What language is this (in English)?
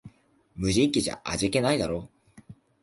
Japanese